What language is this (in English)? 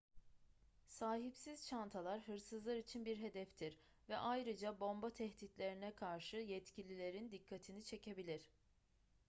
Turkish